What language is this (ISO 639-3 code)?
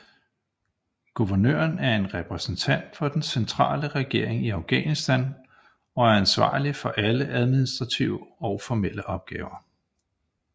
dan